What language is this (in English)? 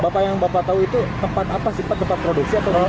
Indonesian